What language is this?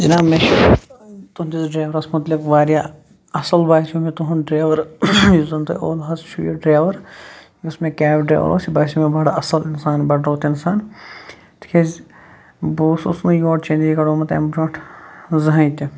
Kashmiri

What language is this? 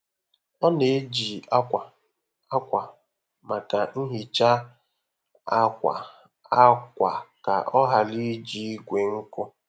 Igbo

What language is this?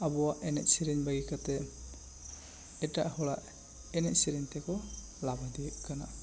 Santali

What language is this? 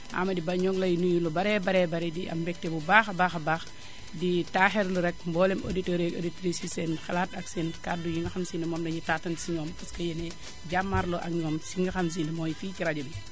Wolof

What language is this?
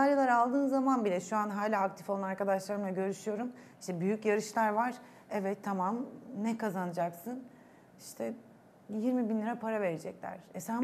Turkish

